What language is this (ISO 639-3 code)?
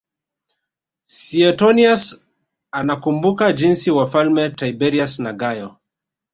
swa